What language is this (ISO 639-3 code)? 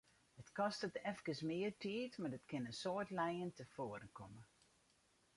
fry